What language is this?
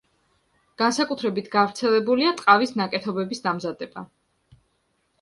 Georgian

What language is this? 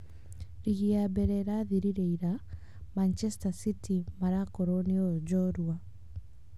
Kikuyu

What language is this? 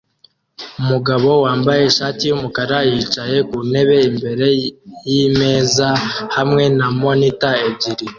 Kinyarwanda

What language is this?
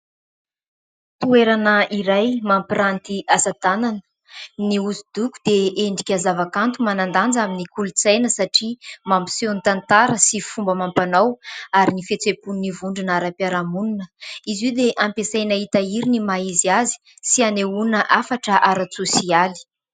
Malagasy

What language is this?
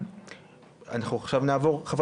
Hebrew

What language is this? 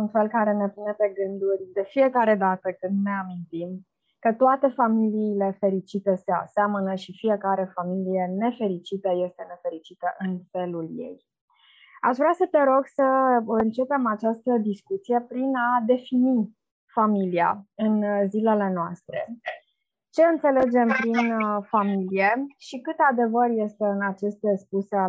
Romanian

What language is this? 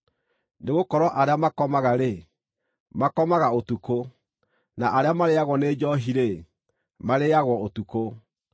Kikuyu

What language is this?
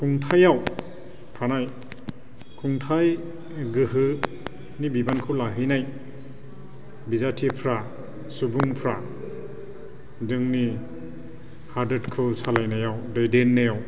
Bodo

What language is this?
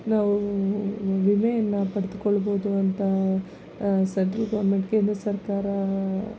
Kannada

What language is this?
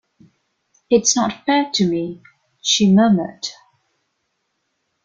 English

